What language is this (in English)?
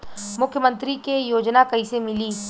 Bhojpuri